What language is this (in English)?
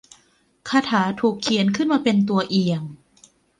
Thai